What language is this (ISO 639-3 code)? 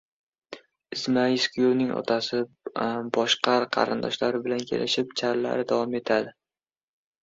uzb